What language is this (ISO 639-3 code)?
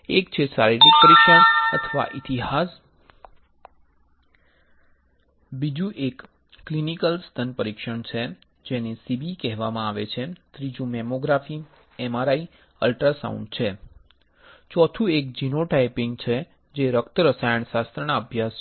guj